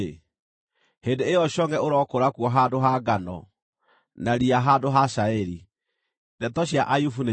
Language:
Kikuyu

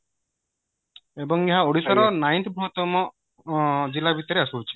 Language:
Odia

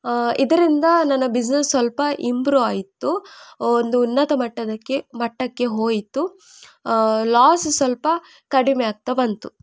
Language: Kannada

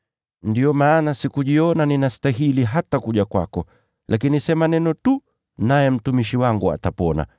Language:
Swahili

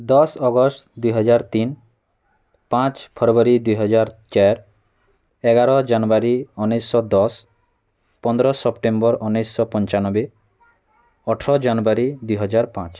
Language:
Odia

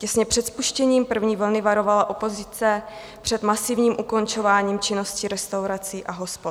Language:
Czech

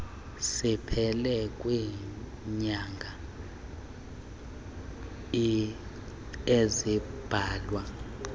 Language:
Xhosa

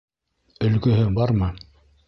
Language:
Bashkir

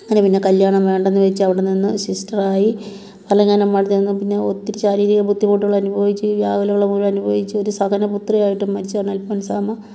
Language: Malayalam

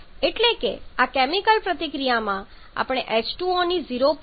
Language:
Gujarati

